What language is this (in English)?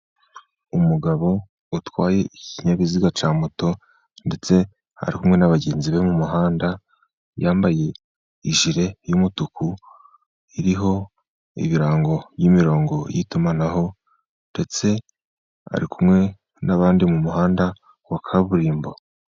Kinyarwanda